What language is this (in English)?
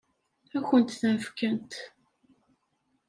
Kabyle